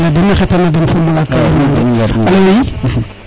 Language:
Serer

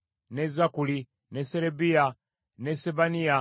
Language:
Ganda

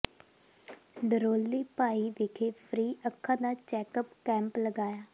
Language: Punjabi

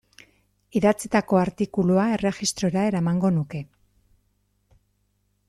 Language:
Basque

